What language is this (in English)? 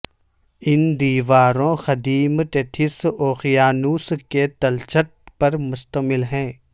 Urdu